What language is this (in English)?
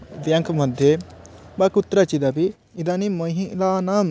Sanskrit